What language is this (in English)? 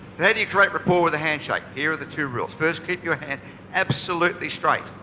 English